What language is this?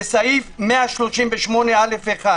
Hebrew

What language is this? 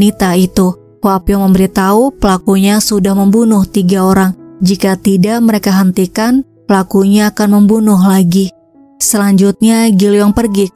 Indonesian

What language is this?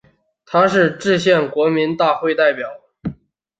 Chinese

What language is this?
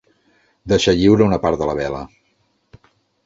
Catalan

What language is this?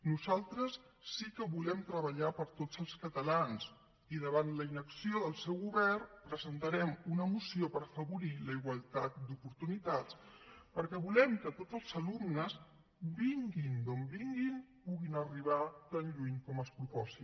Catalan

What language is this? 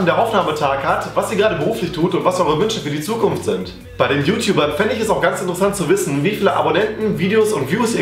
German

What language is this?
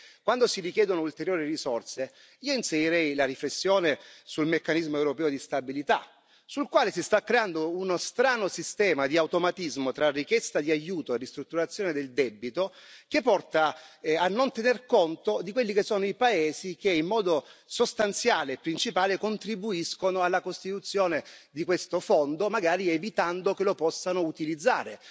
Italian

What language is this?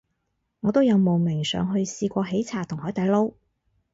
Cantonese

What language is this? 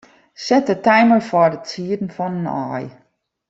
Western Frisian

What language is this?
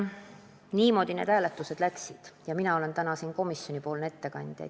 Estonian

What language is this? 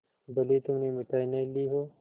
Hindi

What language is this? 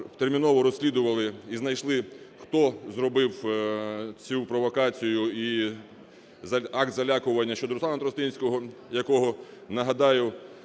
Ukrainian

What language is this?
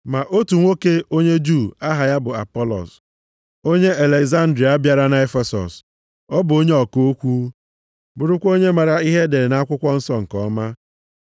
Igbo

